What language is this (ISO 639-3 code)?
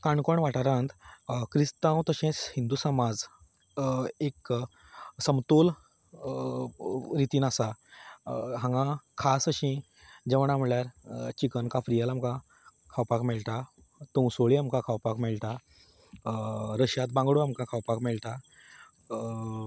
kok